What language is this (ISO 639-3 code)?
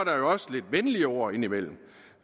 dan